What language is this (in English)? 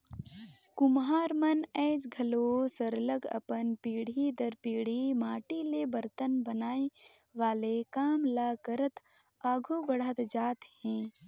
Chhattisgarhi